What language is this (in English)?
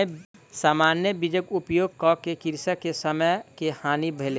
Maithili